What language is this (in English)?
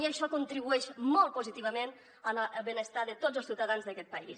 Catalan